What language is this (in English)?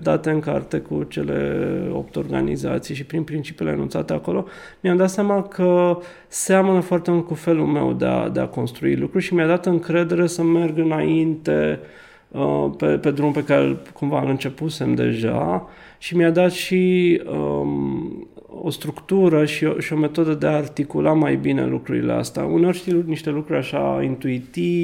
Romanian